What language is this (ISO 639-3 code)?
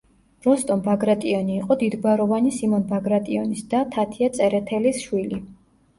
kat